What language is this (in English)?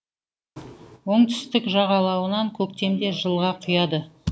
Kazakh